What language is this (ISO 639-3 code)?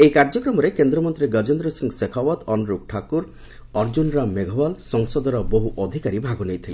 ori